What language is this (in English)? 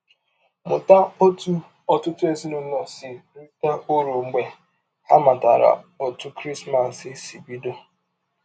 Igbo